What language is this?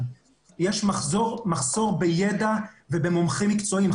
Hebrew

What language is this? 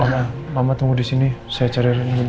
Indonesian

